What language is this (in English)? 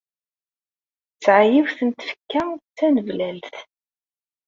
Kabyle